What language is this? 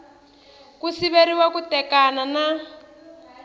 Tsonga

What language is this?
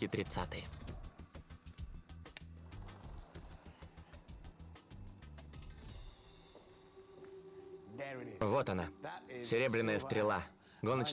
Russian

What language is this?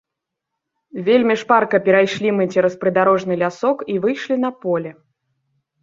Belarusian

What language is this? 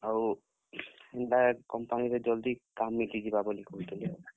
Odia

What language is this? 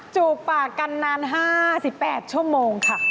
Thai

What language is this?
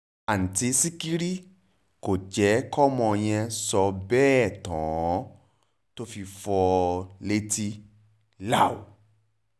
Yoruba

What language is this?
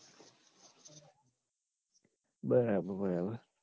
Gujarati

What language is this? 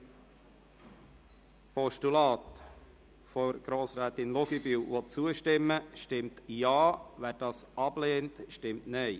Swiss German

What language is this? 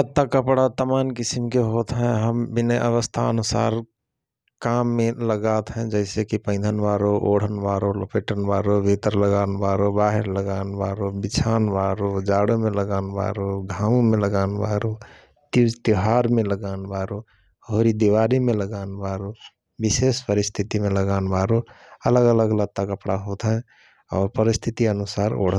Rana Tharu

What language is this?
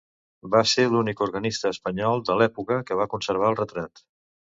Catalan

